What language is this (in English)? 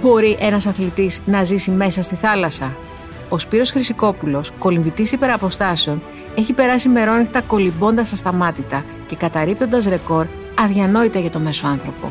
Greek